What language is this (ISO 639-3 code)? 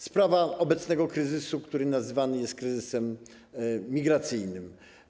pol